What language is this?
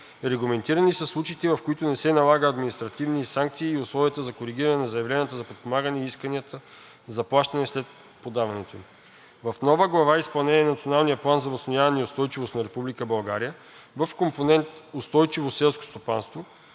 Bulgarian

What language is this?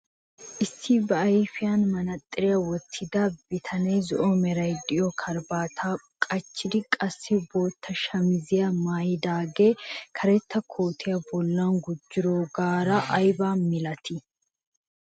Wolaytta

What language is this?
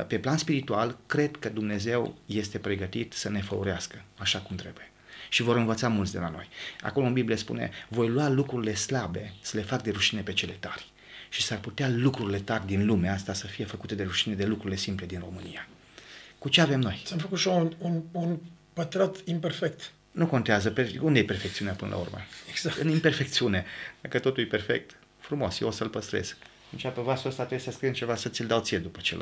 Romanian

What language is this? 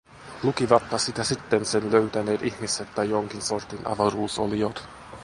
Finnish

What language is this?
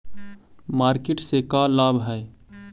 Magahi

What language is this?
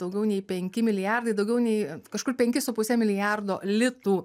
Lithuanian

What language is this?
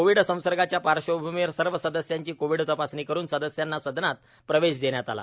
Marathi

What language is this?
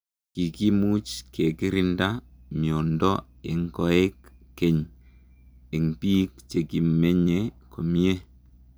Kalenjin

